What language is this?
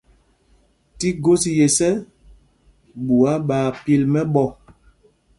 Mpumpong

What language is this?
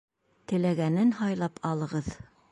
Bashkir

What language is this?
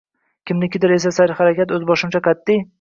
Uzbek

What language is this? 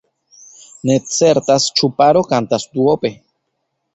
Esperanto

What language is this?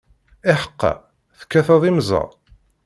Kabyle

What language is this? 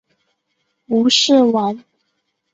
Chinese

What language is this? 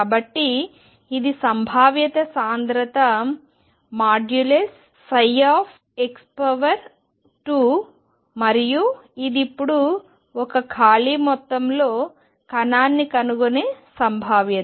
Telugu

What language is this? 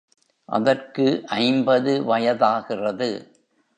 Tamil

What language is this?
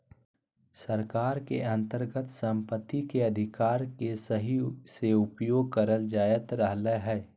Magahi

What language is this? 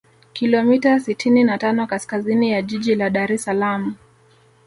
Swahili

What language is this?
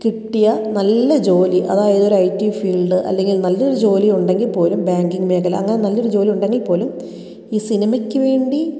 Malayalam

